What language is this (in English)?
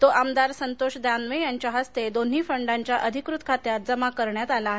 Marathi